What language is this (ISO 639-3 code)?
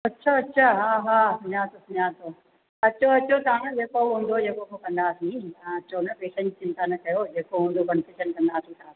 snd